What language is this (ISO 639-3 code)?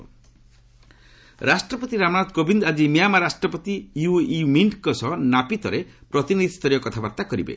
ori